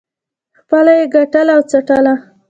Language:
Pashto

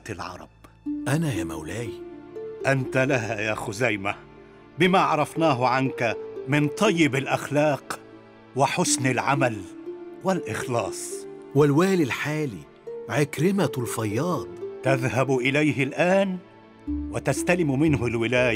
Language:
Arabic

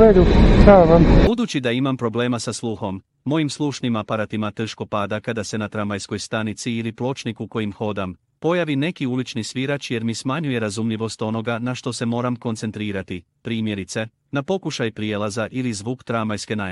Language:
Croatian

